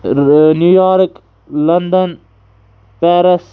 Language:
Kashmiri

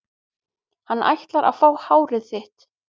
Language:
Icelandic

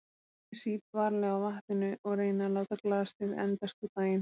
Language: Icelandic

